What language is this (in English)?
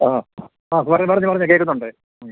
Malayalam